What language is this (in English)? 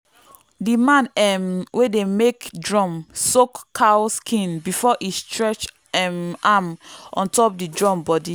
Nigerian Pidgin